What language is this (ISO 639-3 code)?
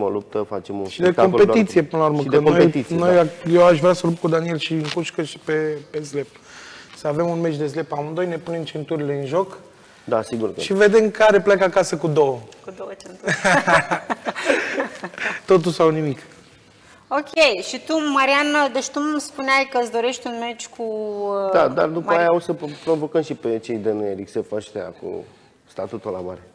ron